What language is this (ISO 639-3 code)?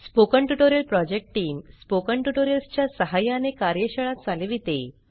mar